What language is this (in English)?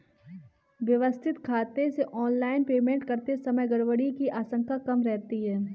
Hindi